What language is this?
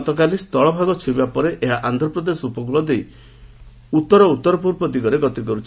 Odia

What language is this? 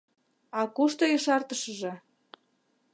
Mari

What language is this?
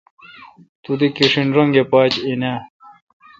Kalkoti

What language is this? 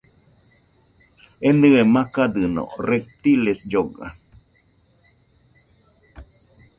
Nüpode Huitoto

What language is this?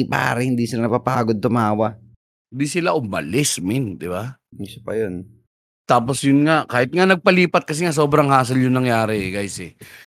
Filipino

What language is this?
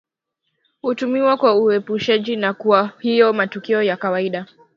Swahili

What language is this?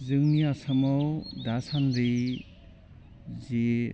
Bodo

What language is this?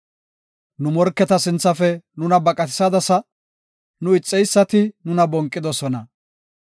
Gofa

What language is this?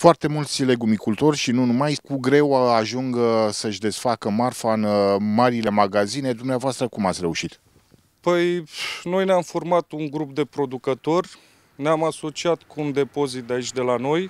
Romanian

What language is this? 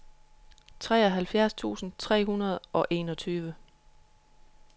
Danish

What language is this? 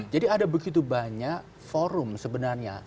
Indonesian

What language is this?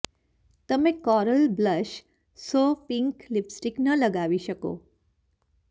Gujarati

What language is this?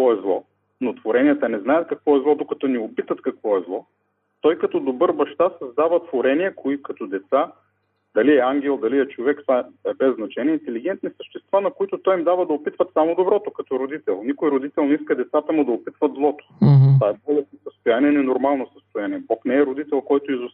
Bulgarian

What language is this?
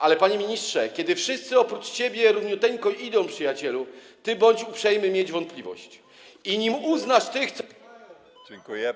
Polish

